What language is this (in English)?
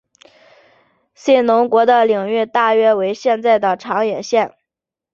Chinese